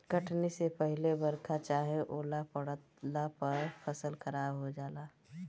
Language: Bhojpuri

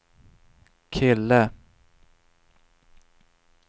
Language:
Swedish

